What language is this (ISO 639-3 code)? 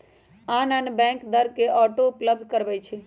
mag